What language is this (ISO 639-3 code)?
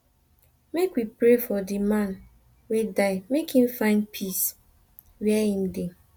pcm